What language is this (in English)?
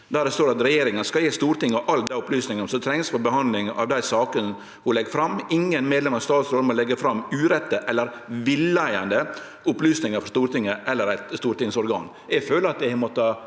Norwegian